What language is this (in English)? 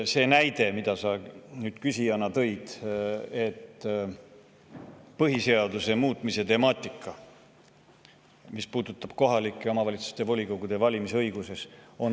Estonian